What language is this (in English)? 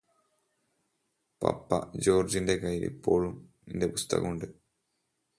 Malayalam